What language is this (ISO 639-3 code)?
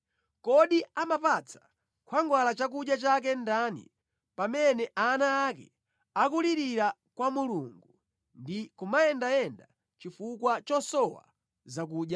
nya